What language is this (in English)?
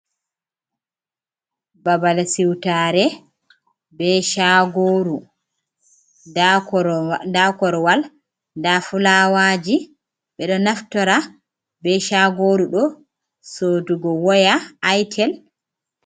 Fula